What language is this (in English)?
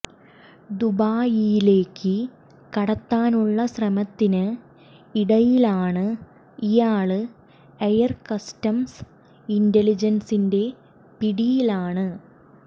Malayalam